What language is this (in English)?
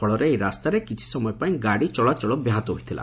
Odia